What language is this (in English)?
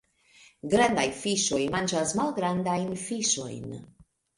Esperanto